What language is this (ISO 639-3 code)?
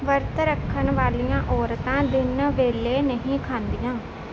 pan